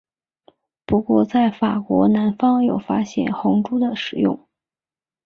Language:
Chinese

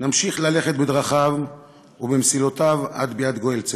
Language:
Hebrew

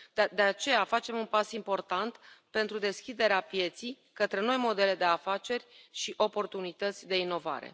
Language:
Romanian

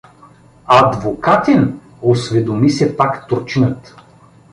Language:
Bulgarian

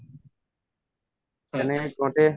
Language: Assamese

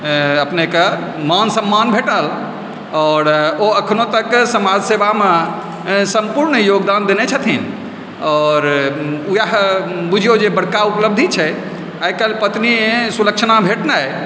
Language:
Maithili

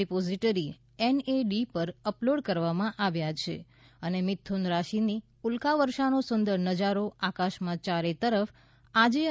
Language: Gujarati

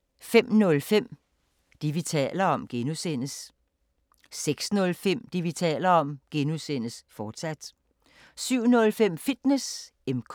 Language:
Danish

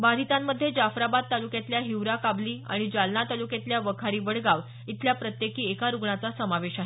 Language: Marathi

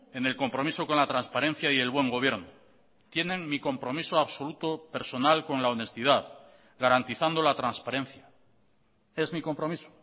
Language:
Spanish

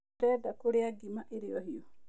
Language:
Kikuyu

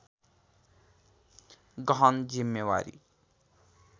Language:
Nepali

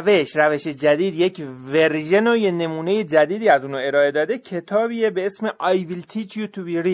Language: Persian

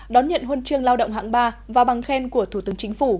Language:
Vietnamese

